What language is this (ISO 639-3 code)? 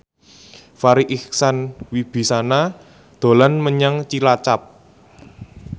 jav